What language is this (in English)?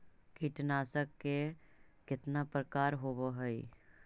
Magahi